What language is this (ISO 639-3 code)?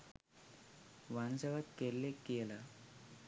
sin